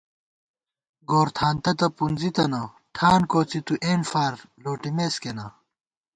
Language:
Gawar-Bati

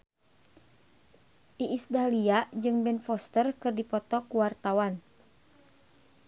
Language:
Sundanese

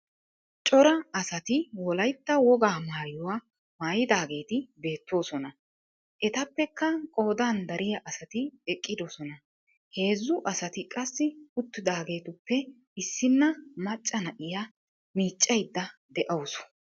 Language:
Wolaytta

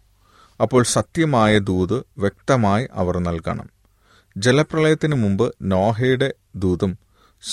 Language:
Malayalam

